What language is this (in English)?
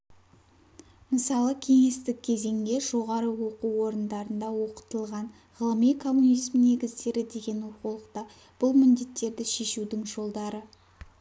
Kazakh